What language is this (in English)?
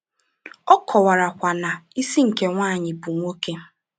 Igbo